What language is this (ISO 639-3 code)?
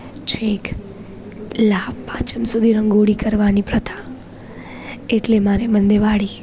guj